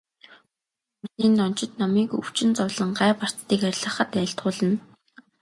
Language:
Mongolian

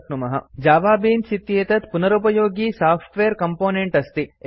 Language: Sanskrit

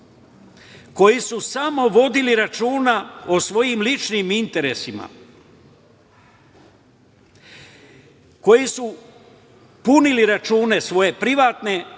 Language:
Serbian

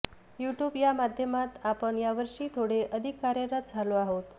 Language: Marathi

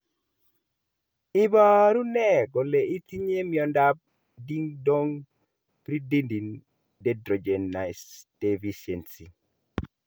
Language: Kalenjin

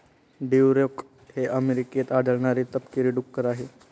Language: Marathi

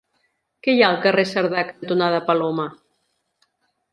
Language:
Catalan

